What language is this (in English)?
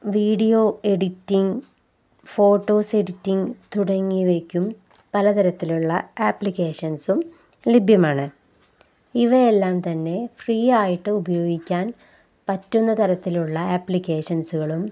Malayalam